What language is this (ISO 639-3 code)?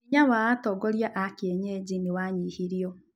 kik